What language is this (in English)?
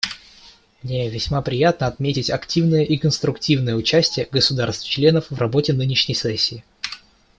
Russian